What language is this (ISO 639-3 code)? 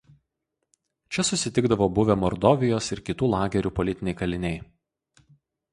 lit